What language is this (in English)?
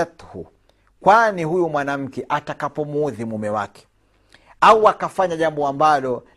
Swahili